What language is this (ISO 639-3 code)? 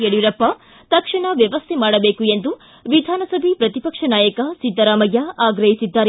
kan